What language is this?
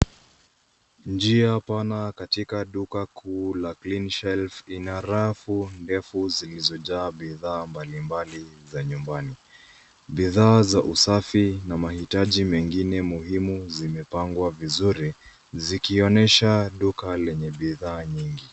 Swahili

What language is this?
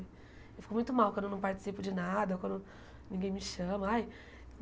Portuguese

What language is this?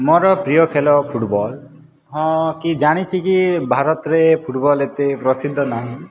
Odia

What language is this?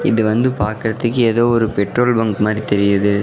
Tamil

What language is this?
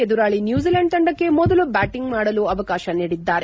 Kannada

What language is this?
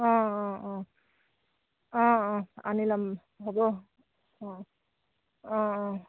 Assamese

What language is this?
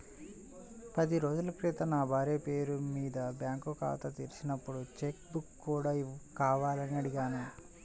Telugu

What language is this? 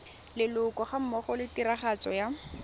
Tswana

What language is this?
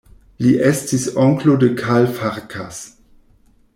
Esperanto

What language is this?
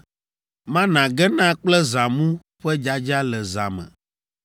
Ewe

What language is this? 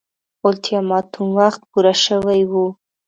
Pashto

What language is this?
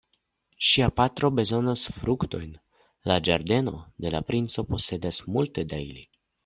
Esperanto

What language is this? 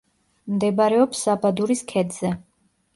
Georgian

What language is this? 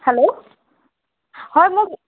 Assamese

